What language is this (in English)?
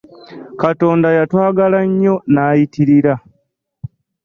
Ganda